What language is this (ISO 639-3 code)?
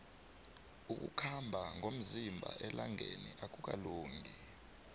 nbl